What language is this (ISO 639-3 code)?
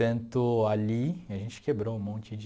por